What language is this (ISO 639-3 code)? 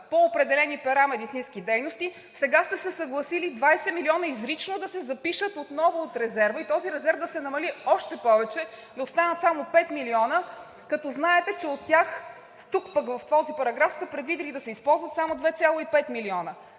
bul